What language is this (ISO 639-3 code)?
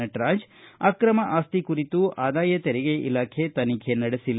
kan